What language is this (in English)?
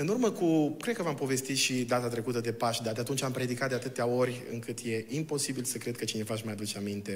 Romanian